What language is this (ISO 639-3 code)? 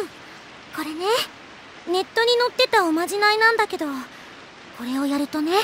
jpn